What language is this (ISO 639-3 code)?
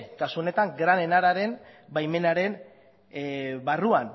eus